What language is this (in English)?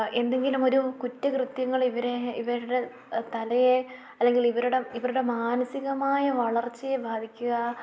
Malayalam